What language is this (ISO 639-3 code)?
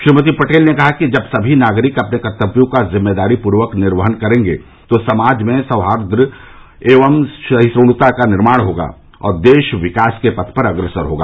hin